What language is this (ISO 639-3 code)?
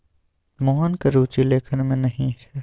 mai